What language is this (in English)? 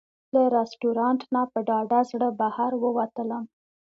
Pashto